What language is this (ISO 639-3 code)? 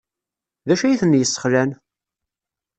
kab